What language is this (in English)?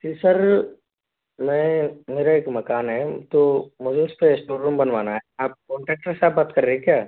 Hindi